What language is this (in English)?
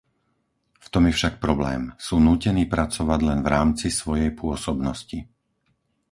Slovak